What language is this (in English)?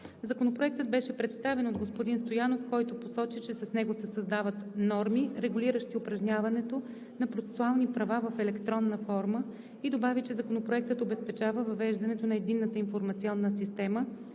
Bulgarian